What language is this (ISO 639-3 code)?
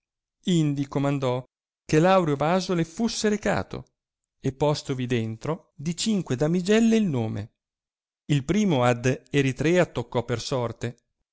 ita